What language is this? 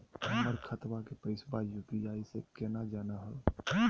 Magahi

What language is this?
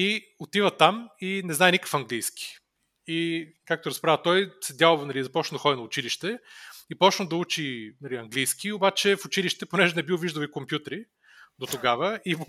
Bulgarian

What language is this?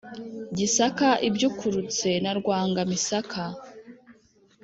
Kinyarwanda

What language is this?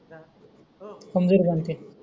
Marathi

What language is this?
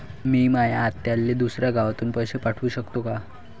Marathi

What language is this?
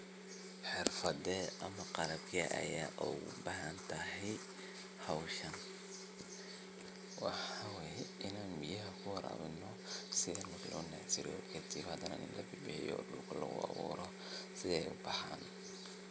Somali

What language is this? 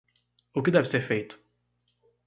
Portuguese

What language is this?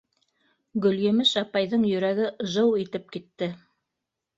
Bashkir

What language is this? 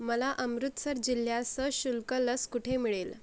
Marathi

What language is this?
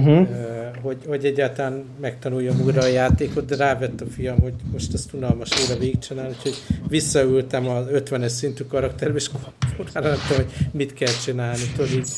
Hungarian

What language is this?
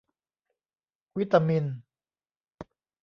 Thai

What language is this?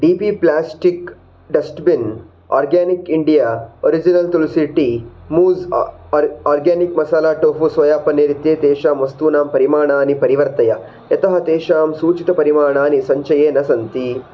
Sanskrit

